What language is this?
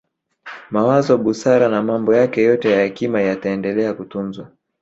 Swahili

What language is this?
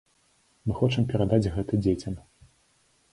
Belarusian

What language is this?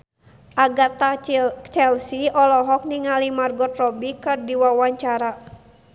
Sundanese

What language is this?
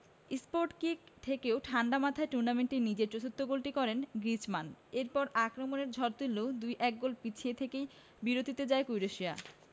Bangla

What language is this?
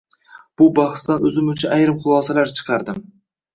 Uzbek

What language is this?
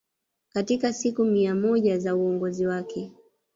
Swahili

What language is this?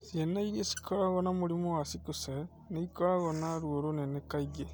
Kikuyu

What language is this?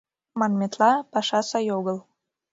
Mari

